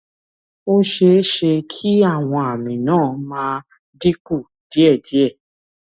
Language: Yoruba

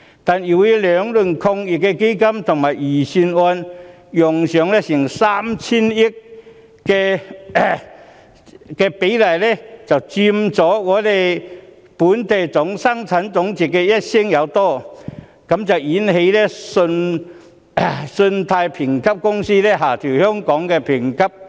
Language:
Cantonese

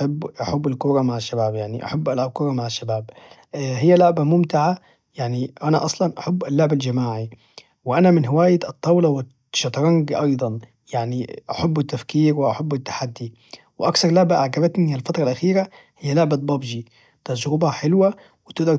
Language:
Najdi Arabic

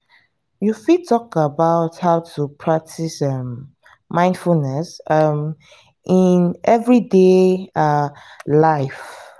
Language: Nigerian Pidgin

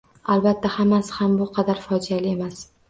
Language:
Uzbek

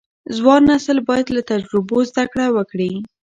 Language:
Pashto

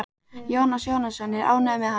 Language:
Icelandic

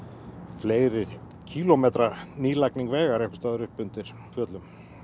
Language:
Icelandic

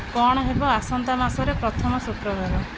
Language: Odia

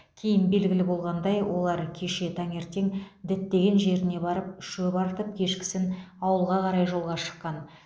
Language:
Kazakh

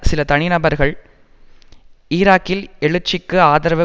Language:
Tamil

